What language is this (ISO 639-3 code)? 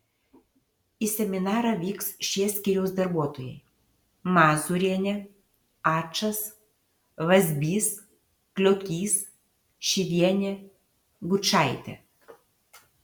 lit